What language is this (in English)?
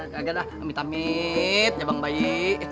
Indonesian